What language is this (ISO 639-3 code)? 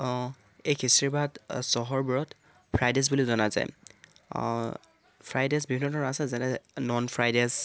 asm